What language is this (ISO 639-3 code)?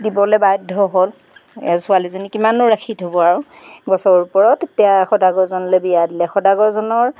asm